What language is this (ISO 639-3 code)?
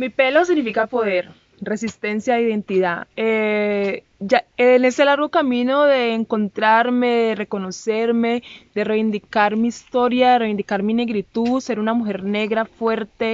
spa